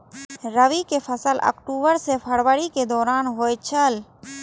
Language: Maithili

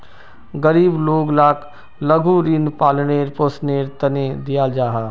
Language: Magahi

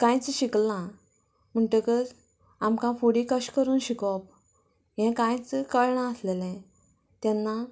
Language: Konkani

